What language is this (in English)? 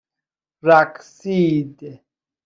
Persian